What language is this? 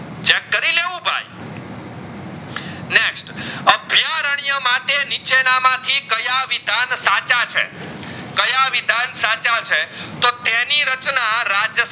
Gujarati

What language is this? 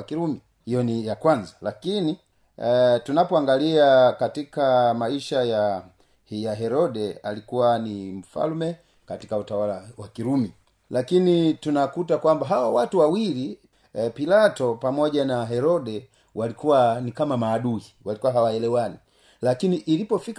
Swahili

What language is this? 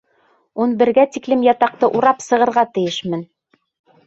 Bashkir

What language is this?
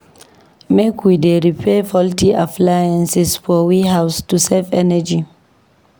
Nigerian Pidgin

